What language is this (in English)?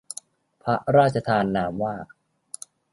Thai